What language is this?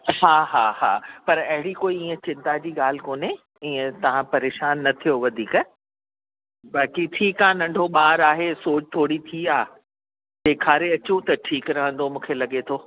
Sindhi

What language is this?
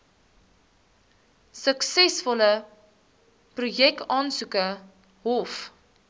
Afrikaans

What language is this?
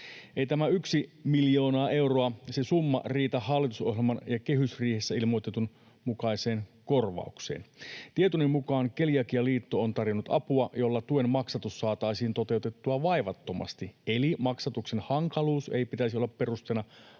Finnish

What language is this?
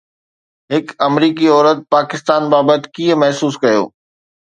Sindhi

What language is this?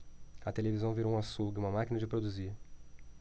Portuguese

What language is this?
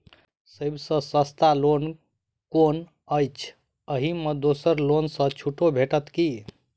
Maithili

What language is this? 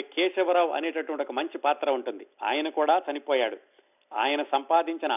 Telugu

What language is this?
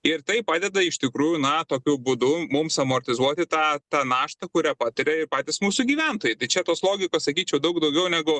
Lithuanian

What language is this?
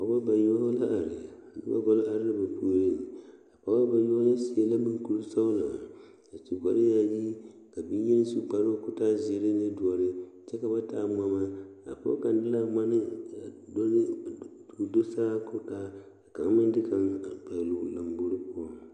Southern Dagaare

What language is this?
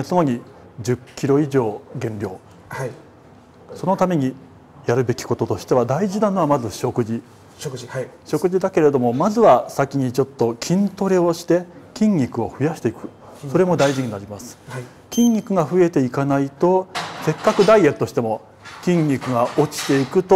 Japanese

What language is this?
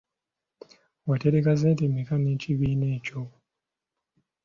Ganda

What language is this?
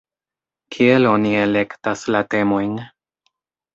Esperanto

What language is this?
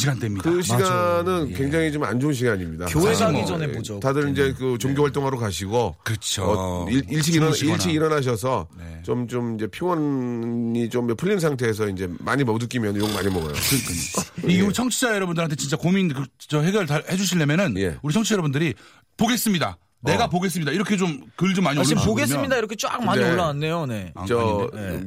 Korean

